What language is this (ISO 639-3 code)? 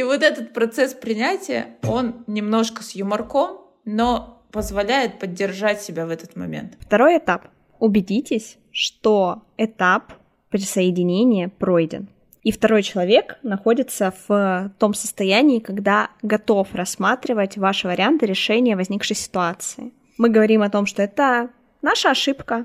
rus